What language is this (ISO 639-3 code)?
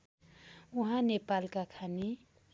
nep